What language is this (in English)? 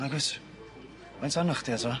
Welsh